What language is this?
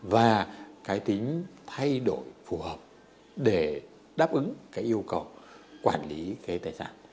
Vietnamese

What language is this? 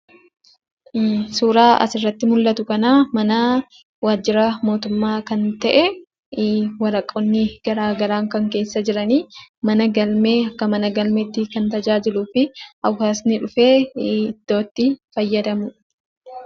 Oromo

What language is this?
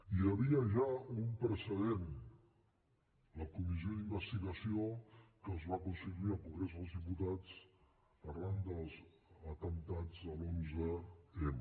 Catalan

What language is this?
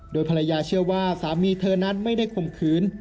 Thai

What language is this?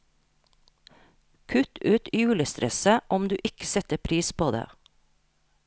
Norwegian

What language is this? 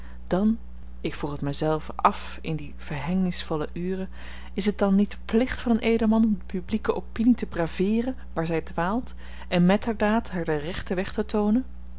Dutch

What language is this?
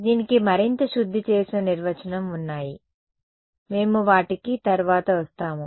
Telugu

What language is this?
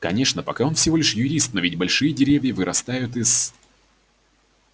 Russian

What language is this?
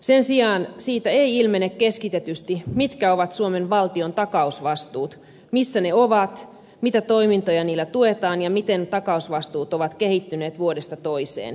Finnish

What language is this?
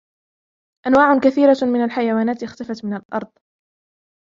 Arabic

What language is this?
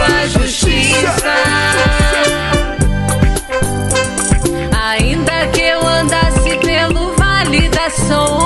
Portuguese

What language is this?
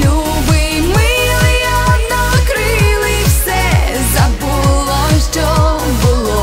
Ukrainian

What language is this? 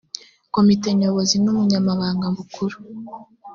Kinyarwanda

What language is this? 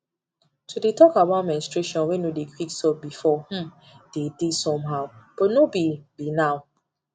Nigerian Pidgin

